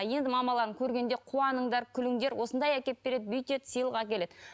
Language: Kazakh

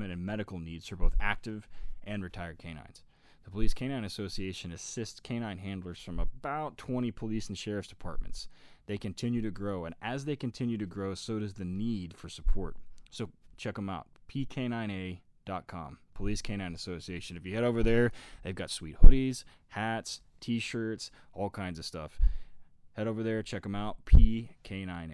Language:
English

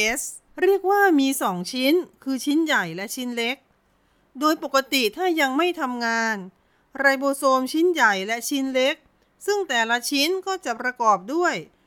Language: Thai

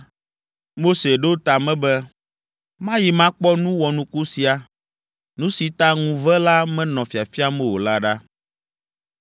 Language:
Ewe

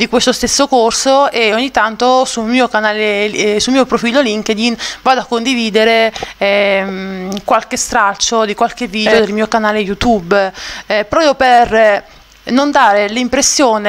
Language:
Italian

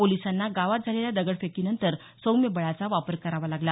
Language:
Marathi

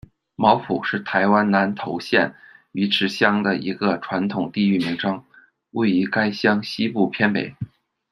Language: Chinese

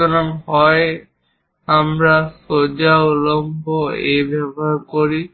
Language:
Bangla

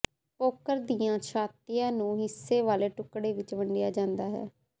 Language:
Punjabi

